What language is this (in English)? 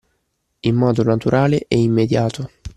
Italian